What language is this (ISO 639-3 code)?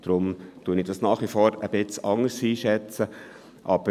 gsw